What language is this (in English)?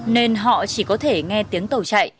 Vietnamese